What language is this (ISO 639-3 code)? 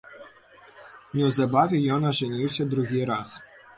bel